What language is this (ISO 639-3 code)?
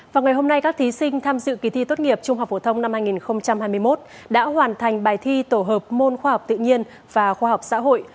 vie